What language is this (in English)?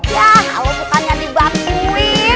Indonesian